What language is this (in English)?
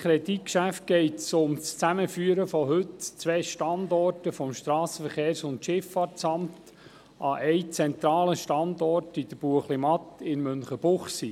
Swiss German